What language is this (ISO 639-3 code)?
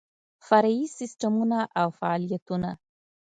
pus